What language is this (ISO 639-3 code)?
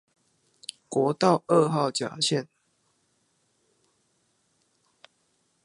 zho